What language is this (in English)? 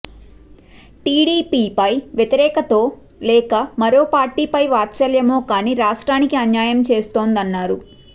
Telugu